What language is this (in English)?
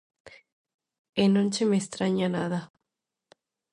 Galician